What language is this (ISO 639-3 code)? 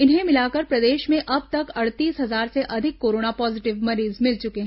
hin